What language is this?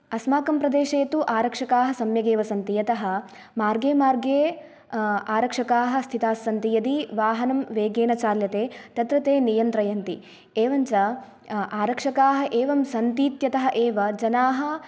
Sanskrit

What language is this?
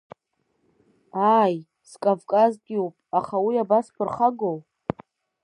Abkhazian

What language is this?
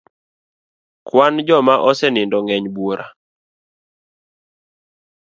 Luo (Kenya and Tanzania)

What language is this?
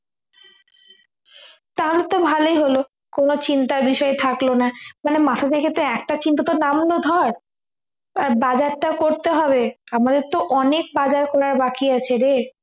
Bangla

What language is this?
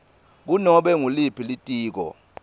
Swati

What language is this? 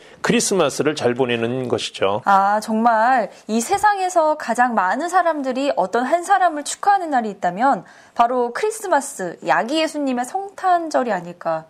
Korean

